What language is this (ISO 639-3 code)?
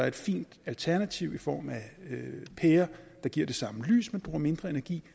dan